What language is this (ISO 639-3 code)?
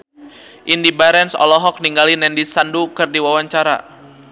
sun